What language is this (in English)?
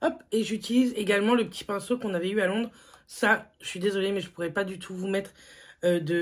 French